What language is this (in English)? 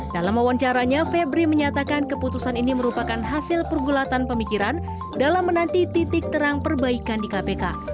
Indonesian